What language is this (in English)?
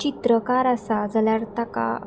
Konkani